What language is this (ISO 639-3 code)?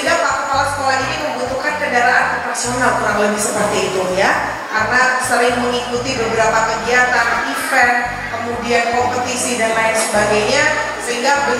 ind